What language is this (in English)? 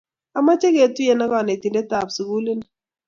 Kalenjin